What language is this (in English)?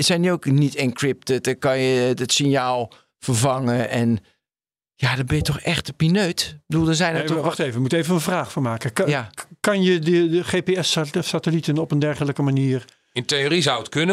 Dutch